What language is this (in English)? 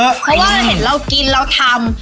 Thai